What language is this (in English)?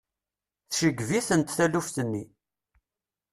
Kabyle